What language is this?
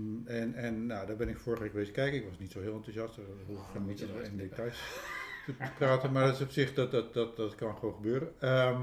Dutch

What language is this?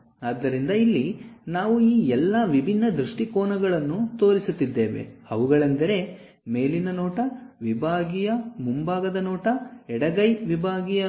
Kannada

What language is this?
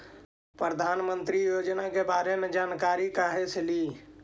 Magahi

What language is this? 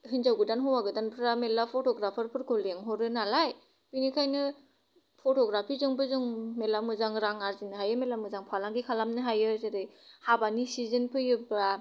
Bodo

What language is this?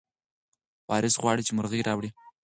Pashto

